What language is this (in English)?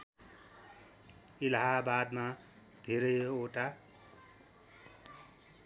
Nepali